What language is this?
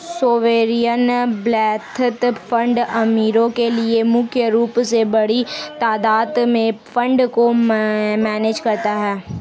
Hindi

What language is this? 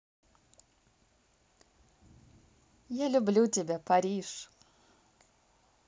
Russian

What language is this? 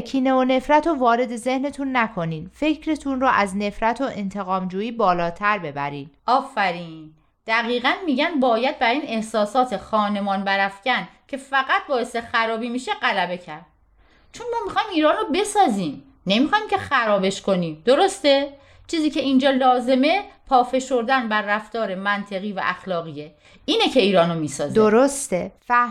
Persian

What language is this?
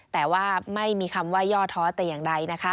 Thai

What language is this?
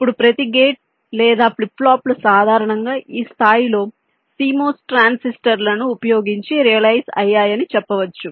Telugu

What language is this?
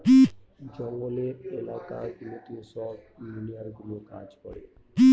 Bangla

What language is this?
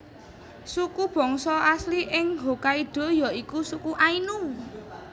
Javanese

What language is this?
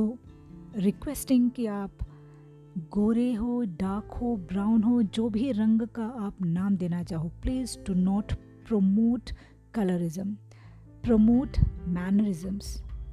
Hindi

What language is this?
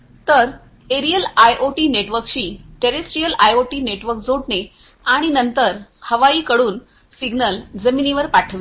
Marathi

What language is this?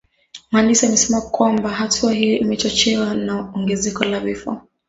Swahili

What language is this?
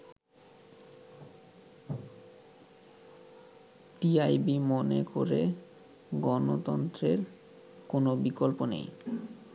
Bangla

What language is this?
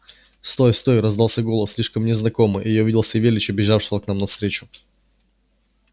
Russian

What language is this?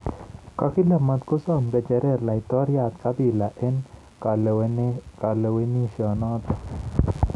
Kalenjin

